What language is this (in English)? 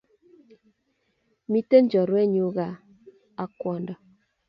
Kalenjin